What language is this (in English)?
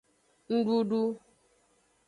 Aja (Benin)